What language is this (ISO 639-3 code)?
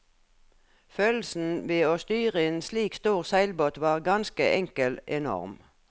nor